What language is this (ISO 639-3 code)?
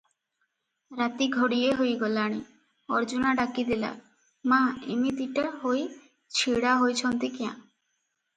ori